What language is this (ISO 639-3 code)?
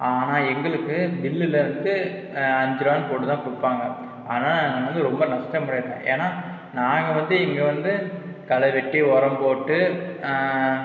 tam